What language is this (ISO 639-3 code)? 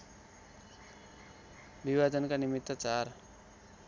nep